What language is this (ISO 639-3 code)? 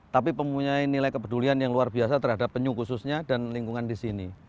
ind